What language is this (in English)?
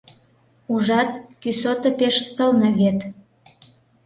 Mari